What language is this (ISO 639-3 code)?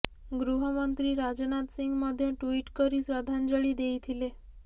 ori